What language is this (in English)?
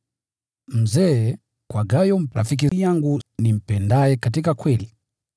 Swahili